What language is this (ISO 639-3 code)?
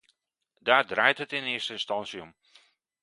nld